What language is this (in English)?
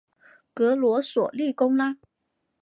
Chinese